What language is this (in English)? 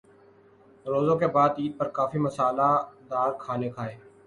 Urdu